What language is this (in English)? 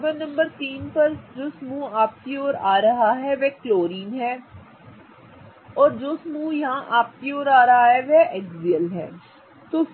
Hindi